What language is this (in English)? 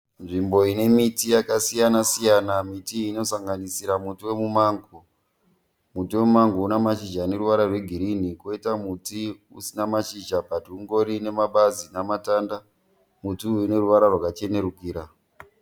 Shona